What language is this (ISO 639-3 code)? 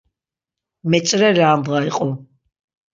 lzz